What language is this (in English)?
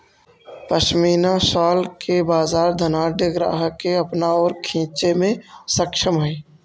Magahi